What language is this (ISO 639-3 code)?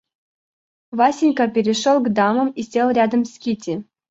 rus